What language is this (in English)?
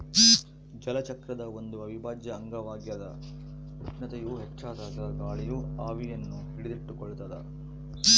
Kannada